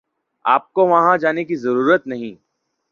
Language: Urdu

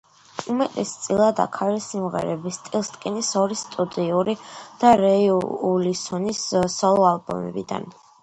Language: Georgian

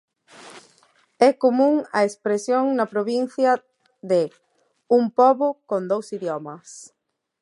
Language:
Galician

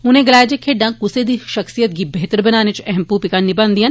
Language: Dogri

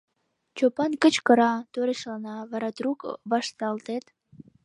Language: Mari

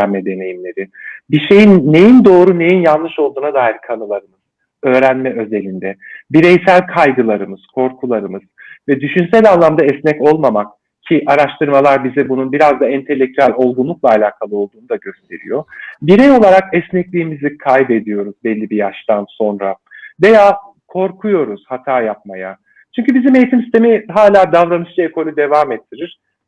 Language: Turkish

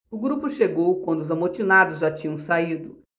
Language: Portuguese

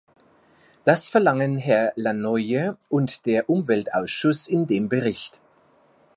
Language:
German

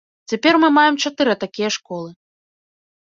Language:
Belarusian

